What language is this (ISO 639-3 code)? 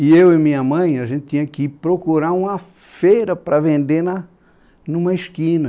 por